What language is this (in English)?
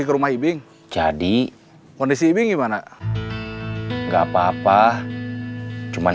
Indonesian